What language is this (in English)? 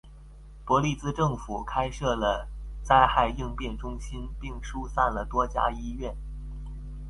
Chinese